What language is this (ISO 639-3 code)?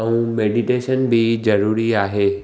snd